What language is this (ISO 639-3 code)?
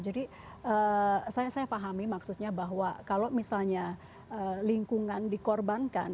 ind